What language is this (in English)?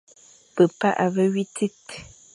Fang